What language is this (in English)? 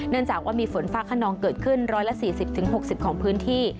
Thai